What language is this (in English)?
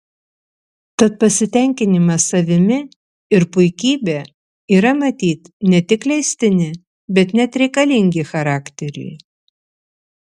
Lithuanian